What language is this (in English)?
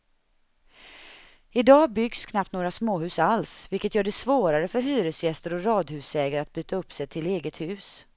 Swedish